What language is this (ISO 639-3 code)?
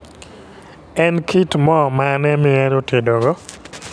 luo